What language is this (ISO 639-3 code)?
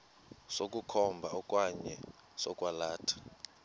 xho